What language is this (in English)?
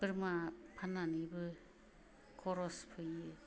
Bodo